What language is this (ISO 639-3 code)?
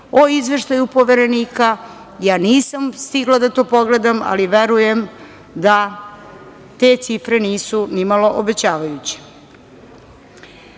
srp